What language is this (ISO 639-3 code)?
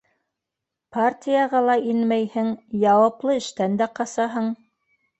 bak